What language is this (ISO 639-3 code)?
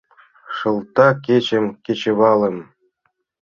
chm